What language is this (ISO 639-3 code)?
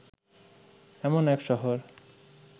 ben